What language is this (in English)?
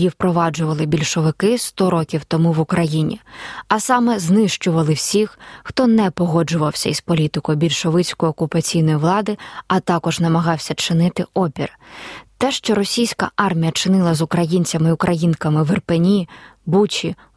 Ukrainian